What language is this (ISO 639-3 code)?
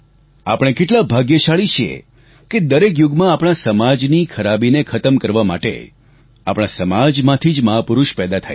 guj